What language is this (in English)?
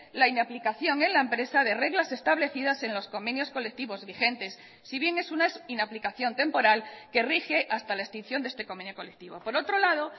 Spanish